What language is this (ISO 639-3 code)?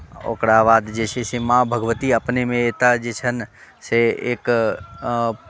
mai